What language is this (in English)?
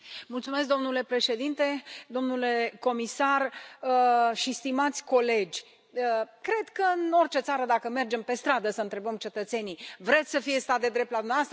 Romanian